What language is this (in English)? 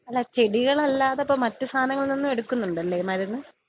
Malayalam